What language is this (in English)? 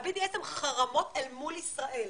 Hebrew